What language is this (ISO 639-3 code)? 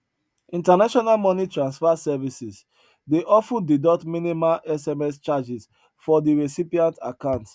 pcm